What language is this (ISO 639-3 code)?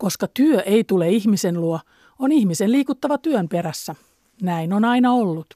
fin